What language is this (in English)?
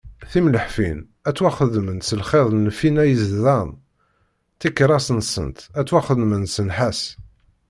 Kabyle